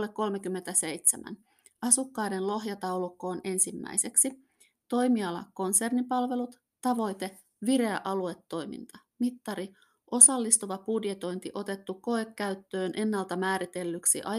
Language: Finnish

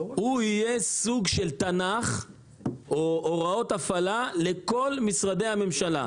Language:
Hebrew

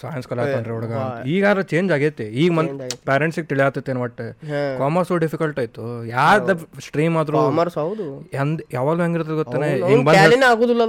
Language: Kannada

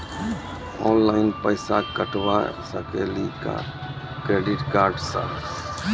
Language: Maithili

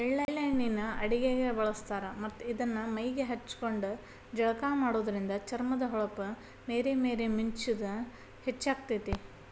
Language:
Kannada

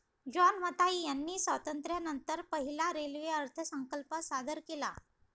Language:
Marathi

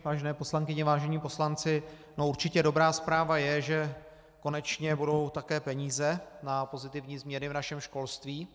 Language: Czech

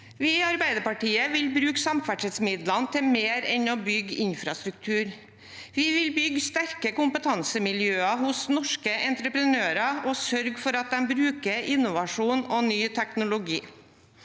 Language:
Norwegian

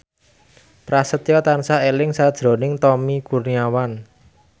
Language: Javanese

